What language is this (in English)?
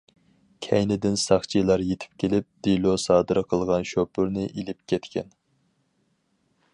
Uyghur